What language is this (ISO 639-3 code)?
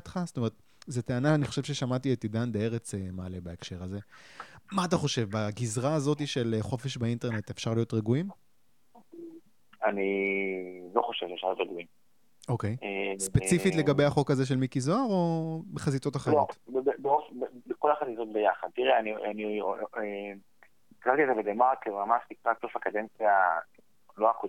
heb